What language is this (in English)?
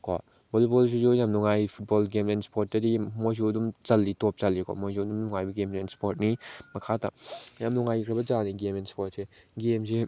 Manipuri